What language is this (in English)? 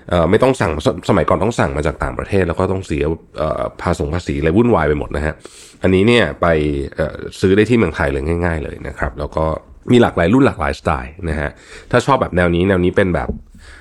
Thai